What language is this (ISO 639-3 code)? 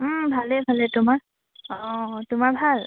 asm